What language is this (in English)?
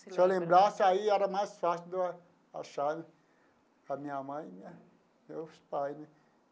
Portuguese